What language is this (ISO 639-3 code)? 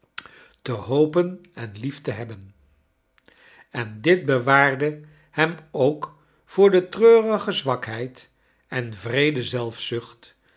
nld